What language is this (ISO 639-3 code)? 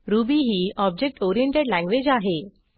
mar